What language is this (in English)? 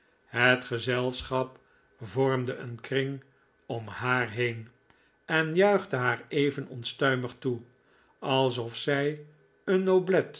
Dutch